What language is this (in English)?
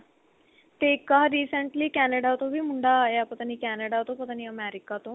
Punjabi